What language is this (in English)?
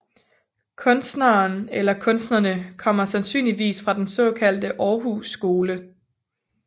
Danish